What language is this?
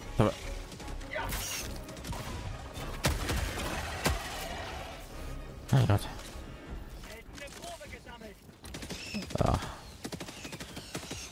German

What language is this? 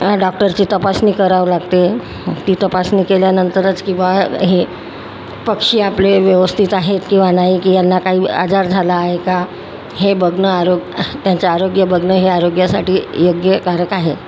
Marathi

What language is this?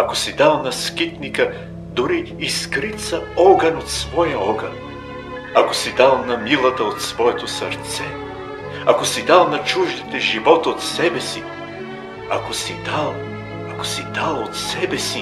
Bulgarian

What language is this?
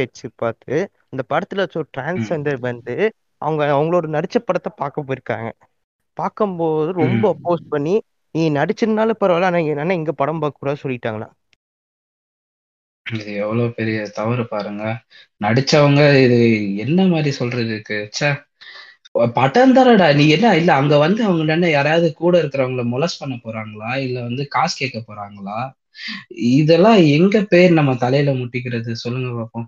Tamil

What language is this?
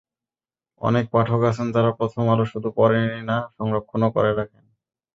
Bangla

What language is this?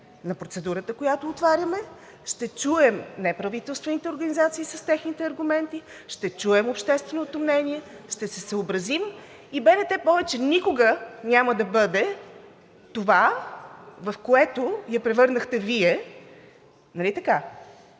Bulgarian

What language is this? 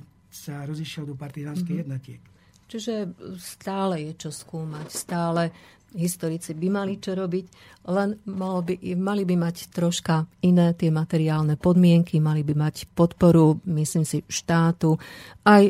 Slovak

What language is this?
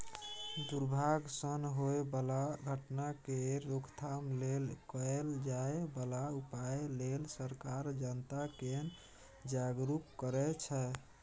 Maithili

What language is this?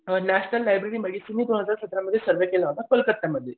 Marathi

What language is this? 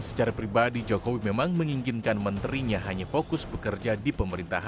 Indonesian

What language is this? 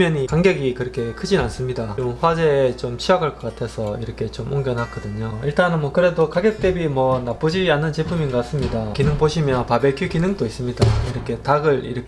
Korean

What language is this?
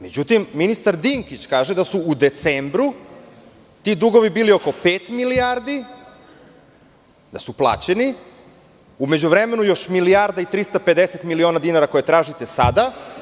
Serbian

